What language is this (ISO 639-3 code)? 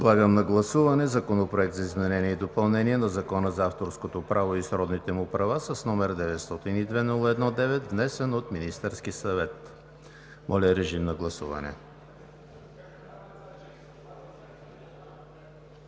bul